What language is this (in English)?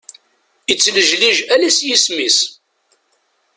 Kabyle